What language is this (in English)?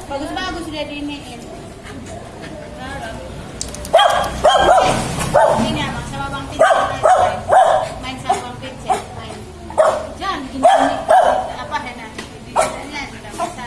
Indonesian